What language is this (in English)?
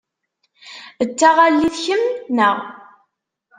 Kabyle